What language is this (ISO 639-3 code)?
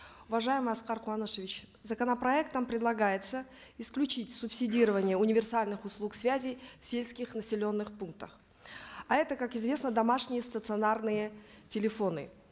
kaz